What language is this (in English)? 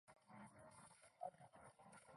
Chinese